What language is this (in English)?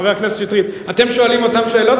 Hebrew